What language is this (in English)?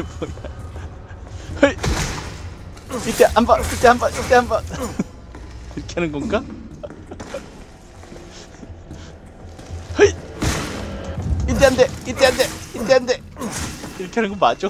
Korean